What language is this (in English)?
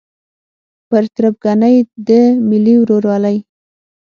Pashto